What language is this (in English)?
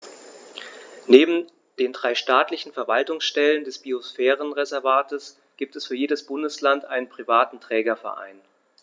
German